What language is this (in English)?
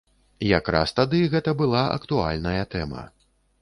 Belarusian